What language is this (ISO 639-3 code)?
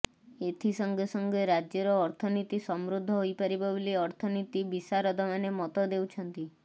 ori